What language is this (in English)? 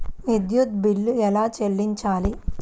Telugu